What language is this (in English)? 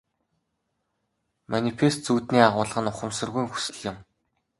Mongolian